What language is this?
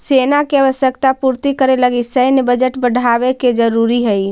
Magahi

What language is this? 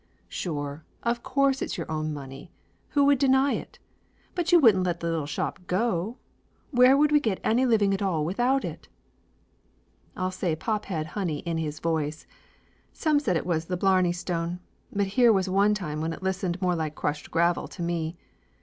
English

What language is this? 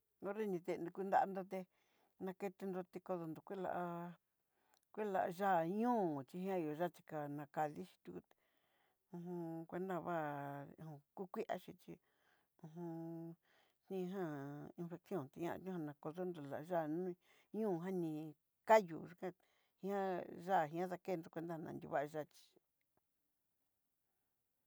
Southeastern Nochixtlán Mixtec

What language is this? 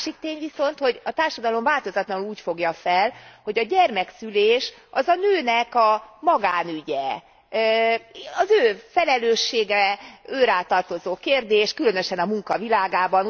Hungarian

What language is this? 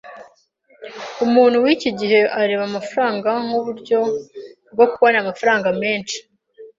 Kinyarwanda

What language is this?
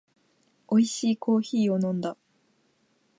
Japanese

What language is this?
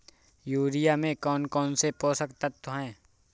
Hindi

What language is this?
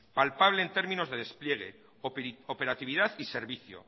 Spanish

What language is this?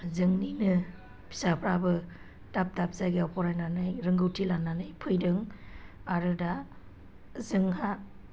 Bodo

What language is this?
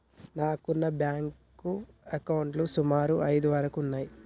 Telugu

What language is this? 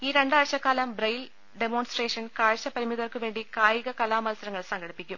Malayalam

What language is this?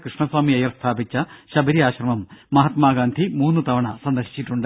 Malayalam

